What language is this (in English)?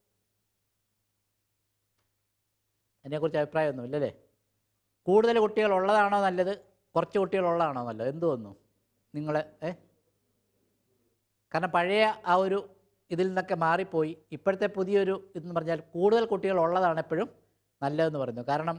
Malayalam